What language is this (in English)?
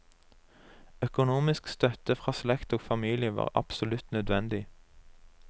Norwegian